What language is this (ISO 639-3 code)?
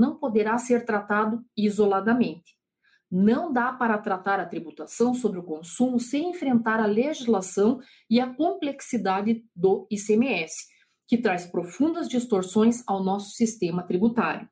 por